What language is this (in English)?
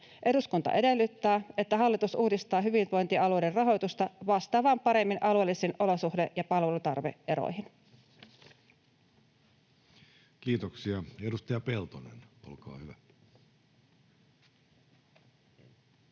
Finnish